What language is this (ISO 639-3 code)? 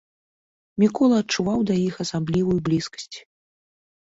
bel